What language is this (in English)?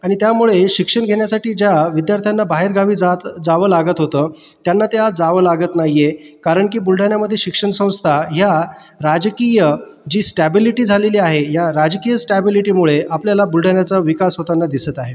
Marathi